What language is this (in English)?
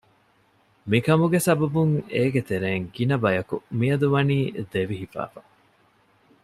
Divehi